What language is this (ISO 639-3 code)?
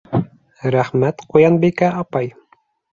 bak